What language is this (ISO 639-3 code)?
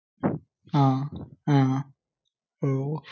mal